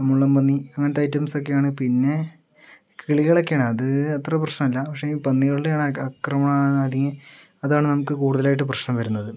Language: Malayalam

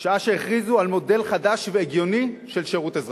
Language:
Hebrew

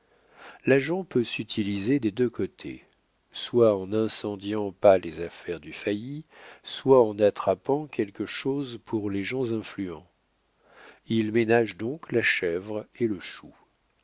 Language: French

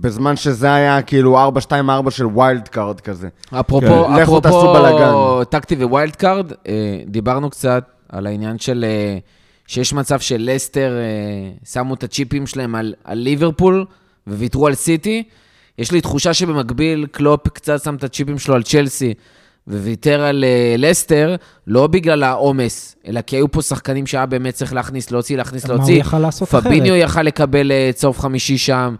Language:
Hebrew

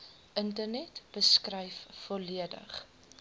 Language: Afrikaans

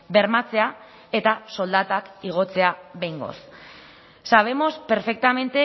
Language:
Basque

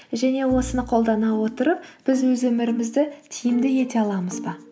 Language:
Kazakh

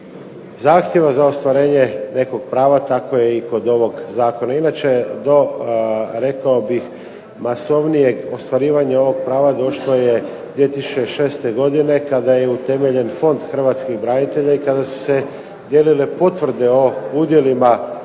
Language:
Croatian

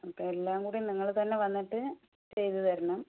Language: Malayalam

